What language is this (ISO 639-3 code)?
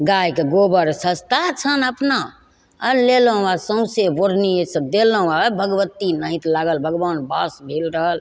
mai